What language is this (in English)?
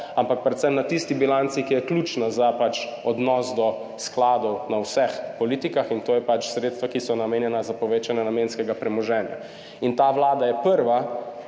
Slovenian